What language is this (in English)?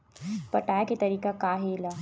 Chhattisgarhi